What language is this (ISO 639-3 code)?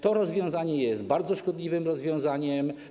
pol